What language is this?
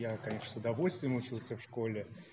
Russian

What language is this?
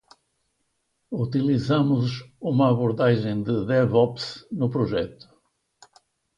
Portuguese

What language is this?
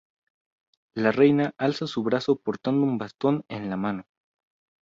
Spanish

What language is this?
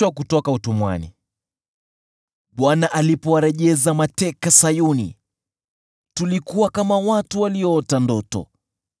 Swahili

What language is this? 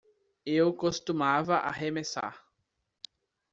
Portuguese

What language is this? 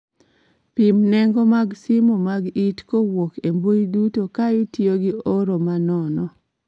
Luo (Kenya and Tanzania)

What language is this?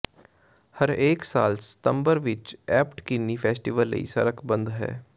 Punjabi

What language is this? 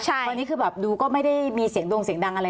Thai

